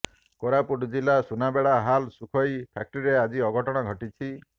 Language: Odia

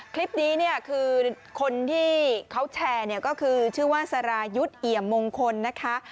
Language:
Thai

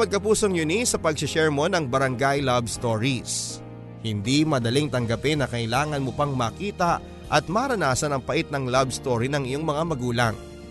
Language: Filipino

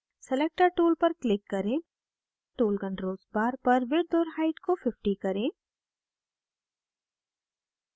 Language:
Hindi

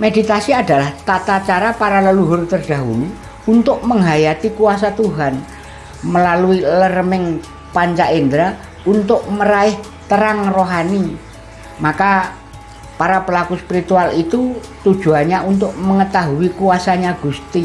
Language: Indonesian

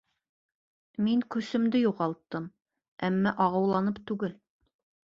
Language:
Bashkir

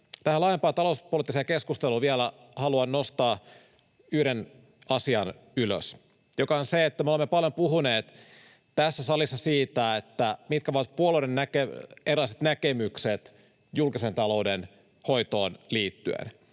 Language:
Finnish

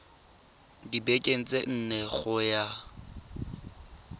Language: Tswana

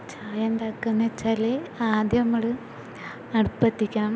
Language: Malayalam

